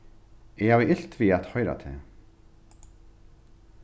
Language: Faroese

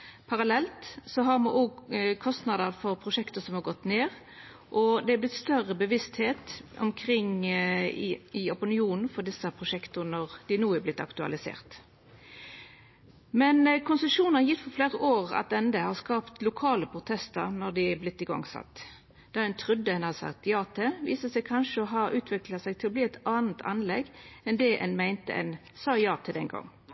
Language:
Norwegian Nynorsk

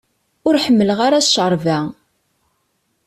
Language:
Kabyle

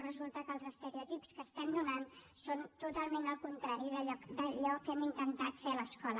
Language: Catalan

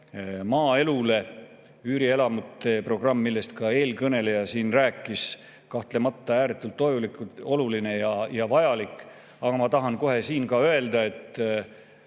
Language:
Estonian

